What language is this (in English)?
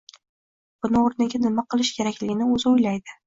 Uzbek